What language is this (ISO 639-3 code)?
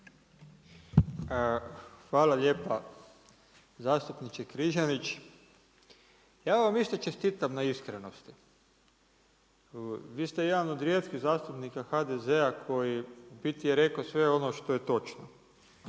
hrv